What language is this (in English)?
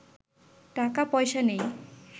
Bangla